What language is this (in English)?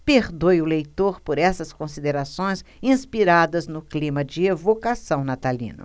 Portuguese